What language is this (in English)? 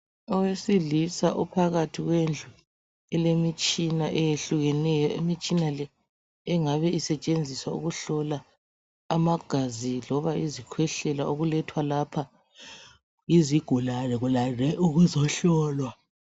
North Ndebele